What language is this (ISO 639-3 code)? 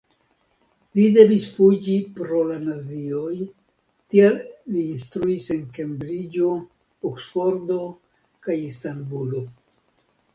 epo